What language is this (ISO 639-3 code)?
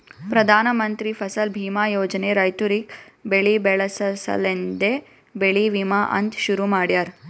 kan